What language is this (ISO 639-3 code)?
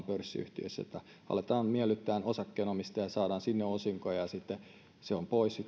fin